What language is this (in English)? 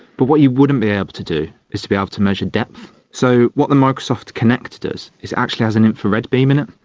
English